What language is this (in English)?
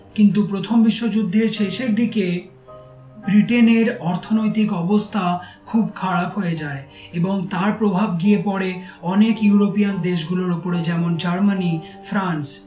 Bangla